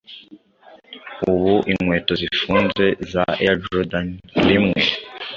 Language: Kinyarwanda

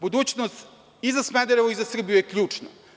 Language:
Serbian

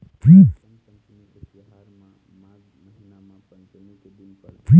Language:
Chhattisgarhi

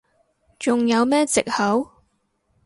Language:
Cantonese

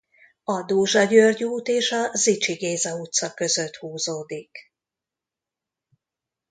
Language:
Hungarian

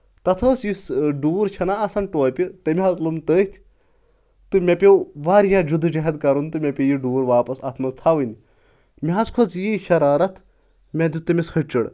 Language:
Kashmiri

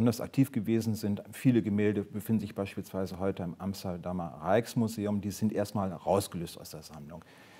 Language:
German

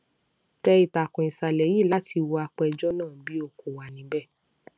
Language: Yoruba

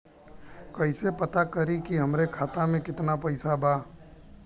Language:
Bhojpuri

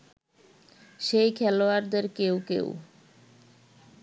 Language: Bangla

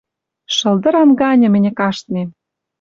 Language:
Western Mari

